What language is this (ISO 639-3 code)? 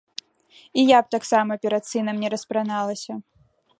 bel